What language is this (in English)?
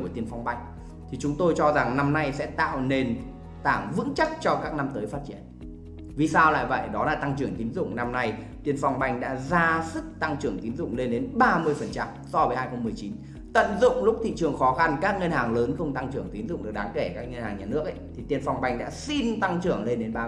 Vietnamese